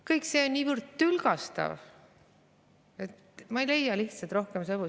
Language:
Estonian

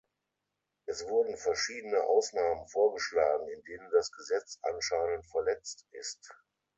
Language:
German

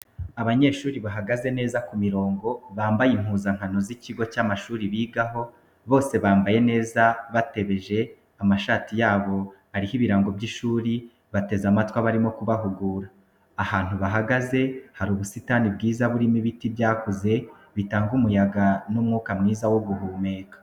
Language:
Kinyarwanda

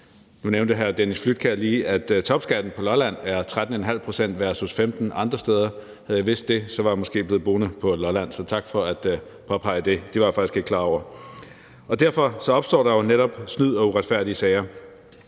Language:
Danish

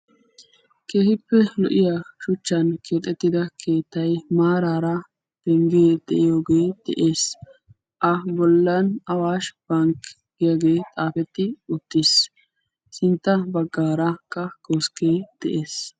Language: Wolaytta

